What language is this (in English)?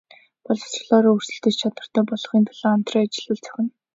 Mongolian